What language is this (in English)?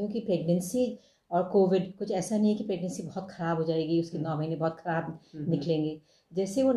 Hindi